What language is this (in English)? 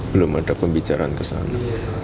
Indonesian